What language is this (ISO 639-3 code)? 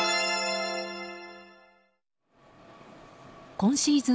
jpn